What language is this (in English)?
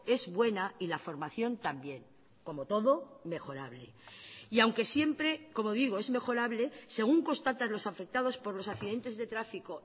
Spanish